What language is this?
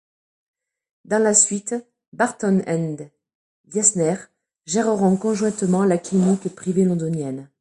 French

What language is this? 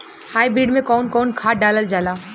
Bhojpuri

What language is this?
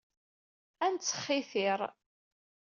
Kabyle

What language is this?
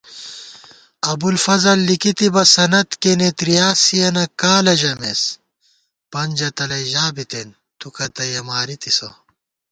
Gawar-Bati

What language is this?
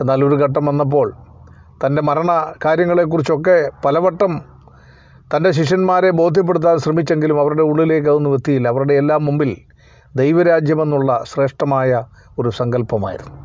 Malayalam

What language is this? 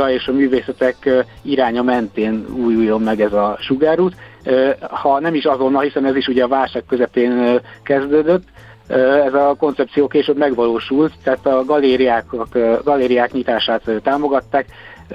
Hungarian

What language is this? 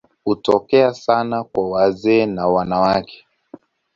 Swahili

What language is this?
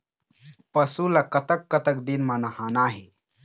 Chhattisgarhi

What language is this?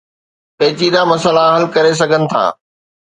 Sindhi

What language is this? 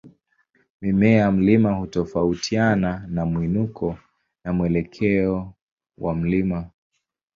Swahili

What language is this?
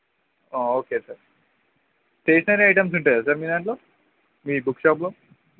Telugu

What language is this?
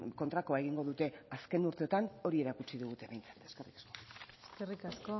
Basque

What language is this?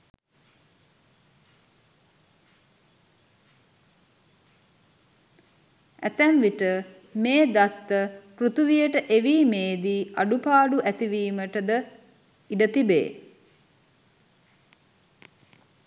Sinhala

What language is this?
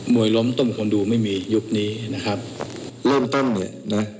Thai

